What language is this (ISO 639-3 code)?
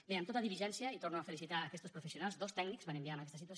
cat